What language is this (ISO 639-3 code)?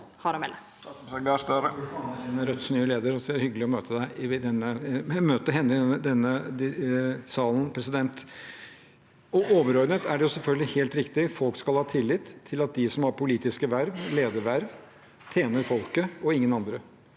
nor